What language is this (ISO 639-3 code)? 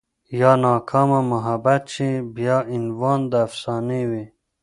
pus